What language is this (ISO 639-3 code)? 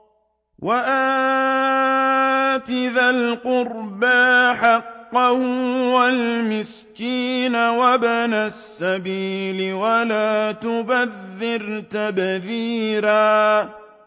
ara